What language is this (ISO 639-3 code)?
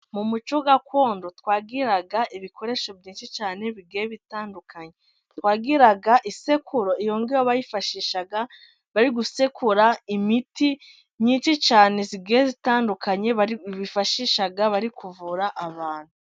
kin